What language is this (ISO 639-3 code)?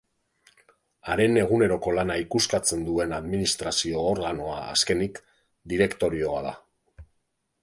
eus